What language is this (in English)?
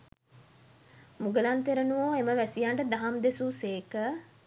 Sinhala